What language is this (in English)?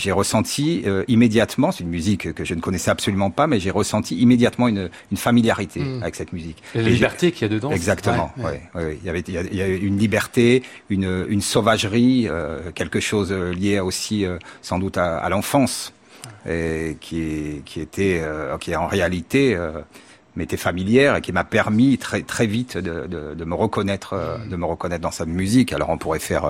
French